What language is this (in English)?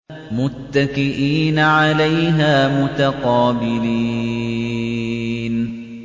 Arabic